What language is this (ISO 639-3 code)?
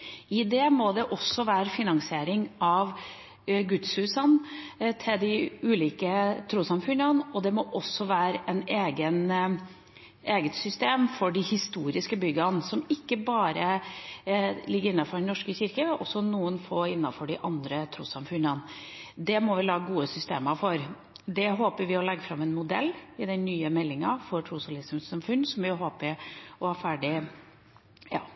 nob